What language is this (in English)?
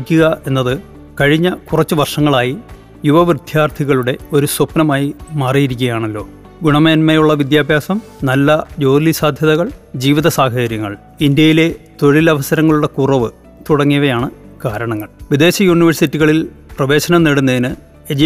Malayalam